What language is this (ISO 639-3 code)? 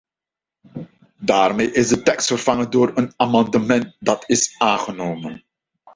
nld